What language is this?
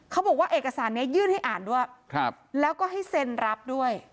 Thai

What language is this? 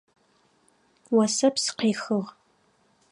Adyghe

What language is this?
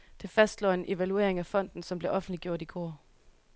Danish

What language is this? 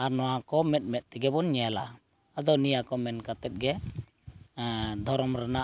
Santali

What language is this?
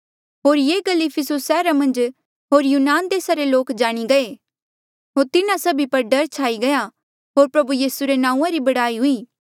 Mandeali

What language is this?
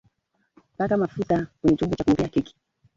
Swahili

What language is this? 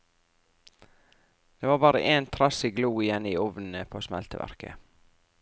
Norwegian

